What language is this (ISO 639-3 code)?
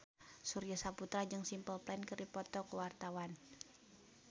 sun